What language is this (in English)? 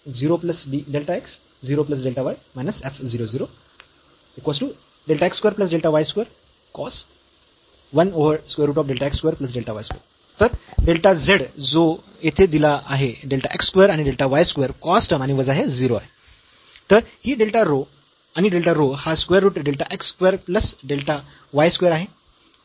Marathi